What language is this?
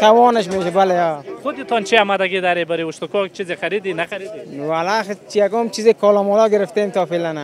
Arabic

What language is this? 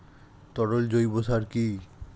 Bangla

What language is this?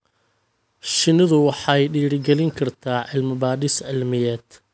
Somali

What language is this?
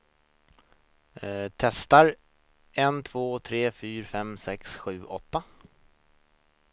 Swedish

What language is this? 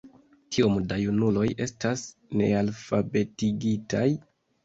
Esperanto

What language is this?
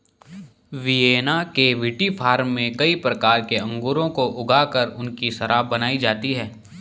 Hindi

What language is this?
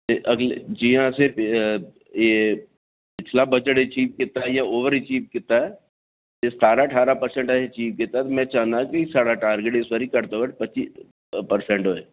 Dogri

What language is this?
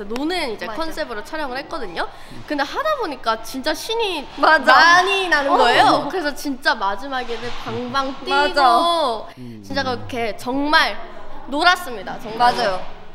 Korean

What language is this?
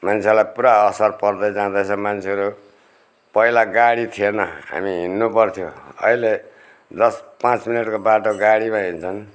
Nepali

